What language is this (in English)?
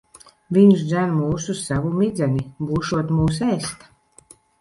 Latvian